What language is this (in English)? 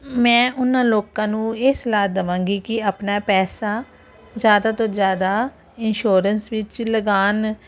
Punjabi